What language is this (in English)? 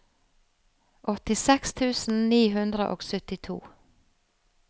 Norwegian